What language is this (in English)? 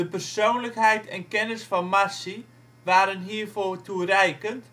Dutch